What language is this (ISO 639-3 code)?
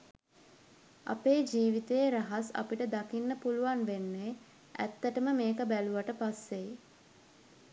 sin